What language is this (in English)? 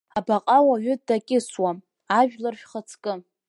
Abkhazian